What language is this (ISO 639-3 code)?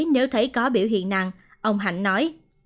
vie